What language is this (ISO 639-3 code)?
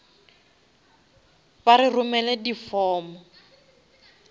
nso